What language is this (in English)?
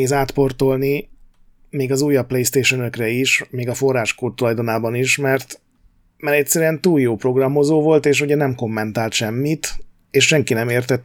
Hungarian